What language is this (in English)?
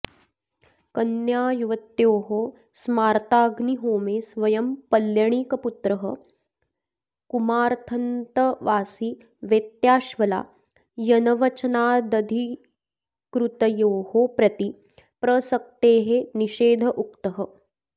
Sanskrit